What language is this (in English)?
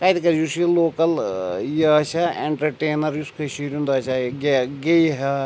Kashmiri